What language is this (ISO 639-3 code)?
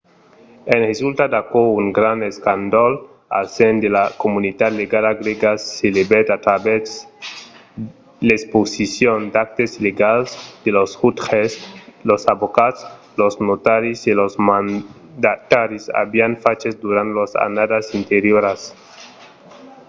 oci